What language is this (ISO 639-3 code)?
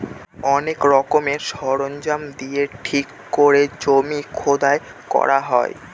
ben